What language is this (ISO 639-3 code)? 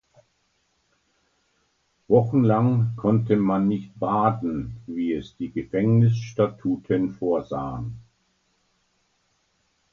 deu